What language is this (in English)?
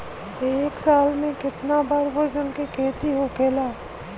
Bhojpuri